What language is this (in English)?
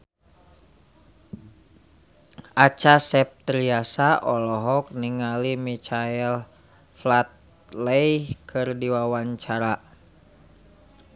Sundanese